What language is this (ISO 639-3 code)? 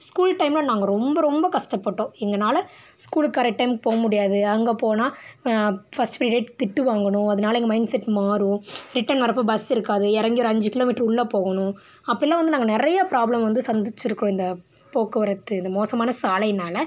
tam